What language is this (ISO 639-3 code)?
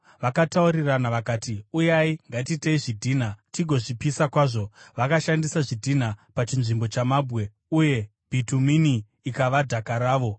sna